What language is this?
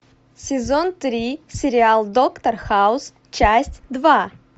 Russian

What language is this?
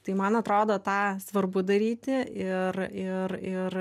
Lithuanian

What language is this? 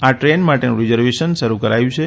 Gujarati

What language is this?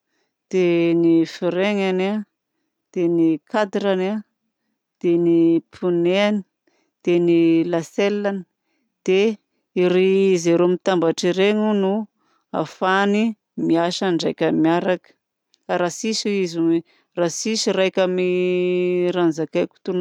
Southern Betsimisaraka Malagasy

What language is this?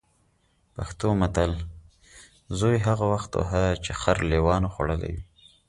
Pashto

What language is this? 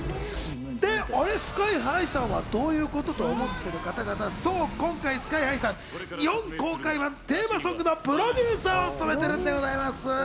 Japanese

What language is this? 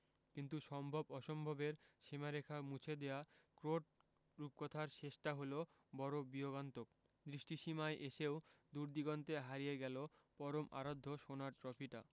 Bangla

